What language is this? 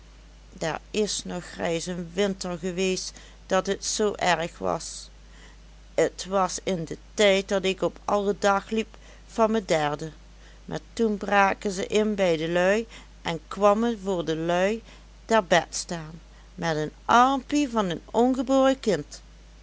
Dutch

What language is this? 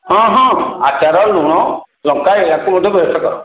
Odia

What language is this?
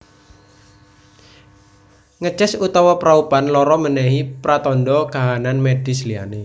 Javanese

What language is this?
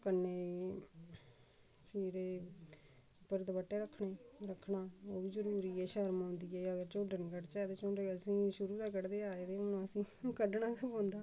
Dogri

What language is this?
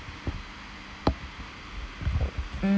English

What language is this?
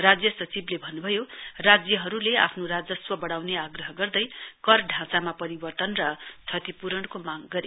Nepali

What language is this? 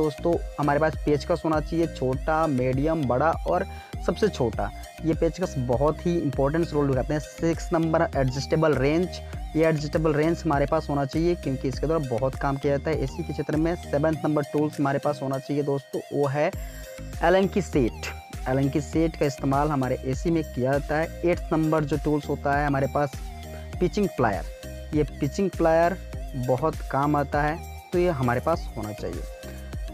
Hindi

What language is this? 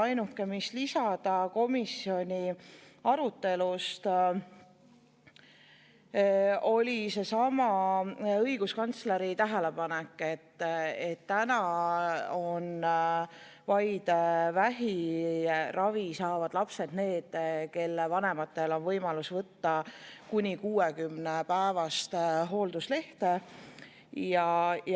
Estonian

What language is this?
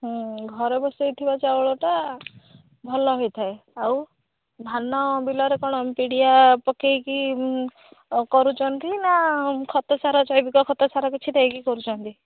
Odia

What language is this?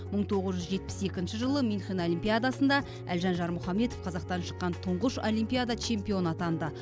Kazakh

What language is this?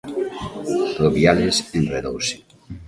Galician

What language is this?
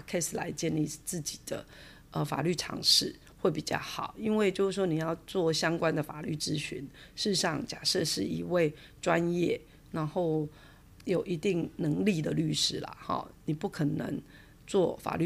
Chinese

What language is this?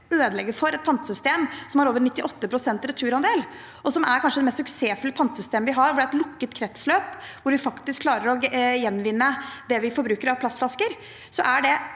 Norwegian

